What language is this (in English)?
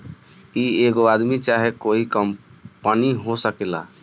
Bhojpuri